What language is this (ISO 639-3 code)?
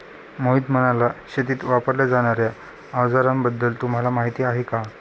mar